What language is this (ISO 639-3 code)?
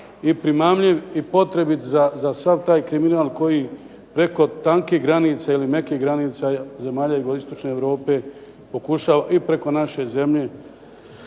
hrv